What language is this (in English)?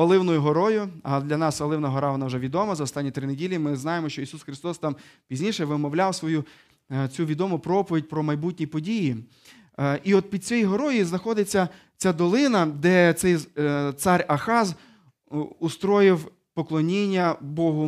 Ukrainian